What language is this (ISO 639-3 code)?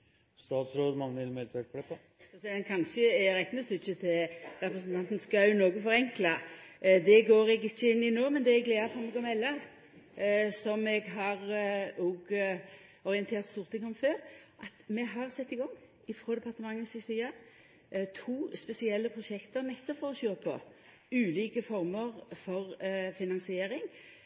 nno